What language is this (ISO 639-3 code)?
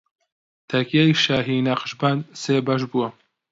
ckb